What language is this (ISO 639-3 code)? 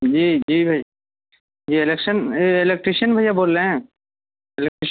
urd